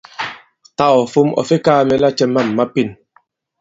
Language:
Bankon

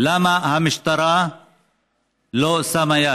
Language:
Hebrew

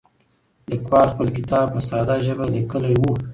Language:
Pashto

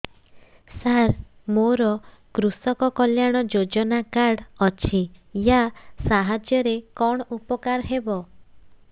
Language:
Odia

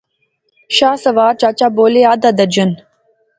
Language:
Pahari-Potwari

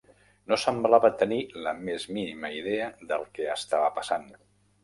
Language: Catalan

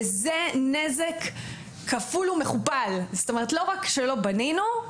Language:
Hebrew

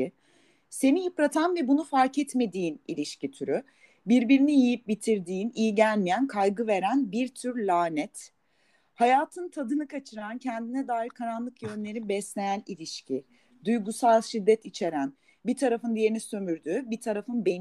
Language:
Turkish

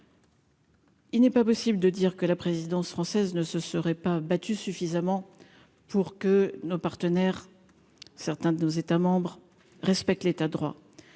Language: French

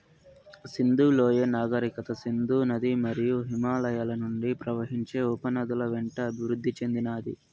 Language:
Telugu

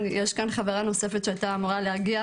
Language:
Hebrew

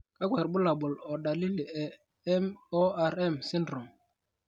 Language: Masai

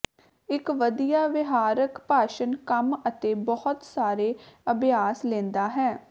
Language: Punjabi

